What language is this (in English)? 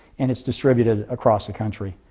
English